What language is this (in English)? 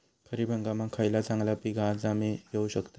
Marathi